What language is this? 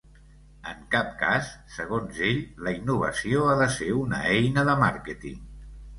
Catalan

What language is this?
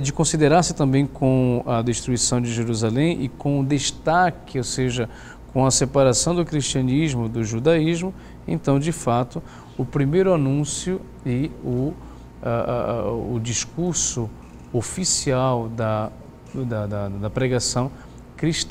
Portuguese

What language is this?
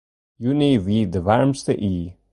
Western Frisian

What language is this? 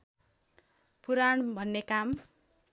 Nepali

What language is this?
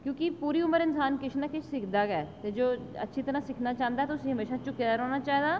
Dogri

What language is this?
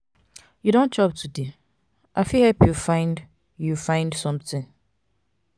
Nigerian Pidgin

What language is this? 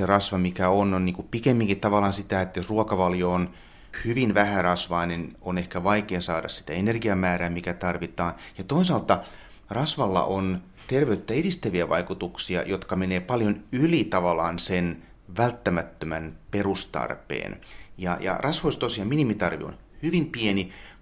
Finnish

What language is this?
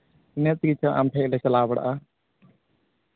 Santali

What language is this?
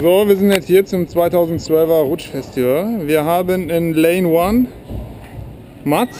German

